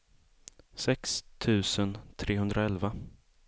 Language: Swedish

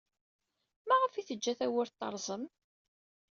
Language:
Kabyle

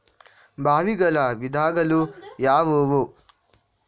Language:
Kannada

